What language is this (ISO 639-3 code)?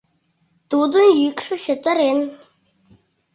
chm